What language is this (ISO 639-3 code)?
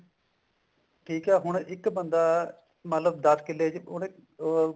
pan